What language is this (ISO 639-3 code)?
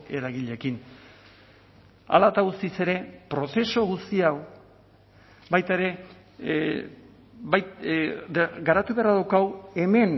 eus